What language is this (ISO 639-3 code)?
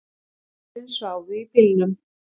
isl